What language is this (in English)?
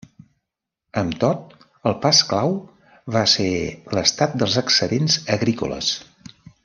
Catalan